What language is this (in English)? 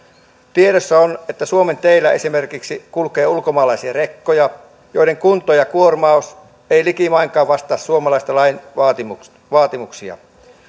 Finnish